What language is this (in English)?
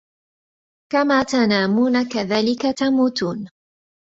Arabic